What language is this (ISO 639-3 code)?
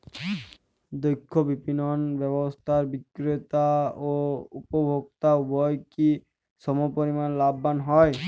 ben